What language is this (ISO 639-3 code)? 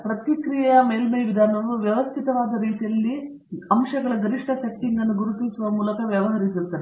kan